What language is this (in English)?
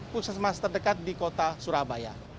Indonesian